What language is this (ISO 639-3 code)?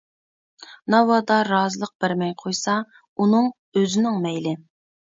uig